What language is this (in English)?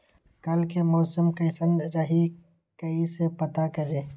Magahi